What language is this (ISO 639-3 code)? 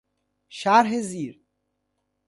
fas